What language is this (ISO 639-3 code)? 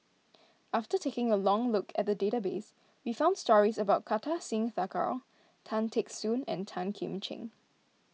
eng